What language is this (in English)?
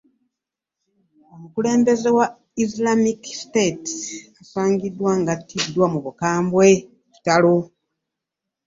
Ganda